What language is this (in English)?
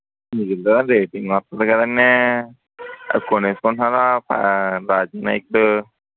Telugu